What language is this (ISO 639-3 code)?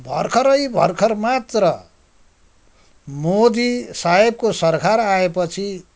nep